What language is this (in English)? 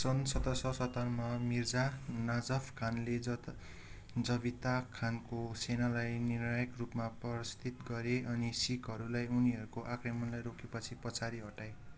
Nepali